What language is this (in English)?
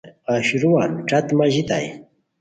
Khowar